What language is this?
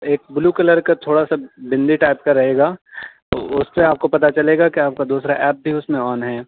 Urdu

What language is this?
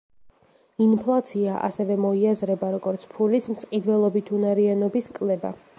Georgian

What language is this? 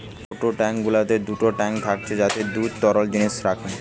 Bangla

